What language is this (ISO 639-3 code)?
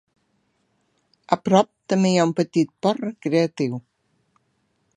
cat